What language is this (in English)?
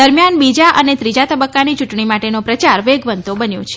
Gujarati